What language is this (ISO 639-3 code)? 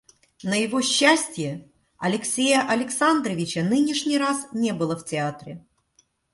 rus